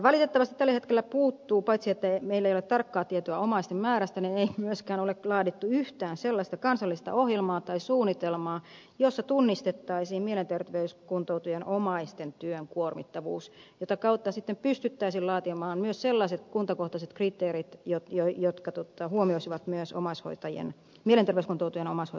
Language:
Finnish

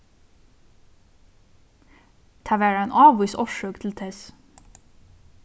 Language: Faroese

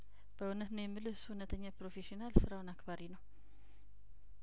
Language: Amharic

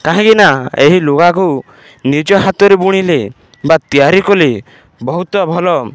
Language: Odia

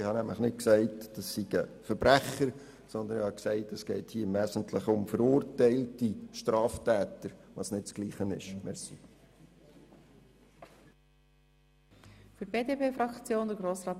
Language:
Swiss German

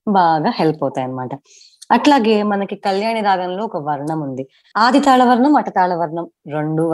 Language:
Telugu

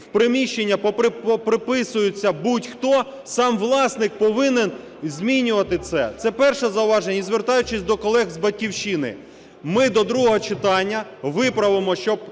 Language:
Ukrainian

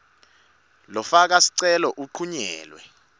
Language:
Swati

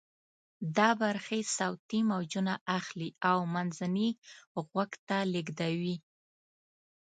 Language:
Pashto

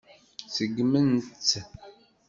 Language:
Kabyle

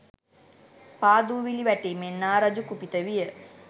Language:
Sinhala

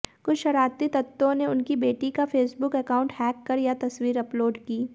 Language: Hindi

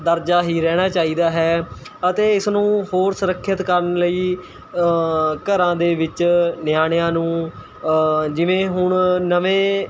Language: Punjabi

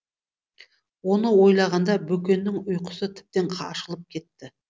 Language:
Kazakh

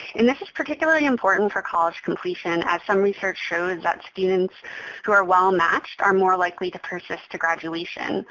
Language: English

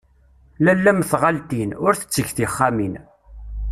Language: Kabyle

